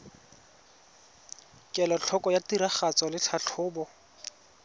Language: Tswana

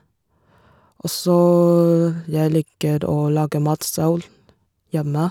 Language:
Norwegian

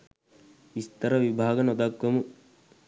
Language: Sinhala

